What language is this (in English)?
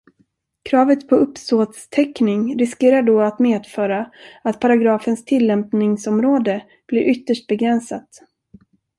Swedish